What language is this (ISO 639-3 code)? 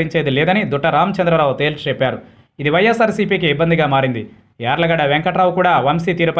eng